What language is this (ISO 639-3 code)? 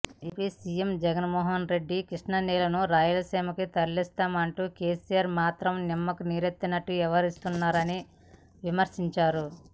tel